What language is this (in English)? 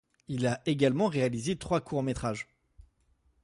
French